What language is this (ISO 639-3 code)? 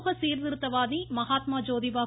tam